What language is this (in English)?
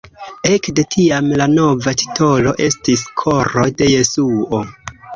Esperanto